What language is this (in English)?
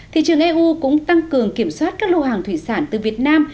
Vietnamese